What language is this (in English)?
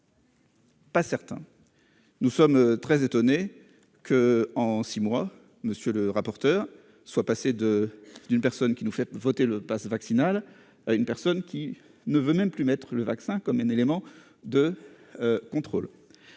French